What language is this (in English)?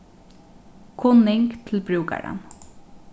Faroese